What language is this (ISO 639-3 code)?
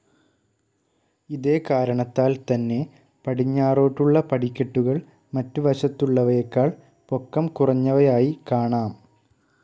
mal